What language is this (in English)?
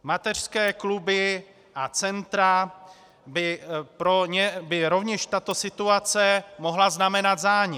Czech